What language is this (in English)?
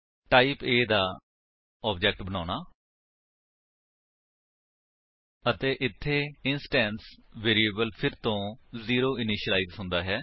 Punjabi